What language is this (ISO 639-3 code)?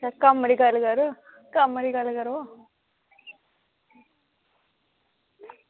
doi